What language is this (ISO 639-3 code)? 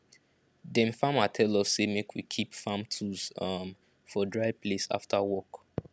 pcm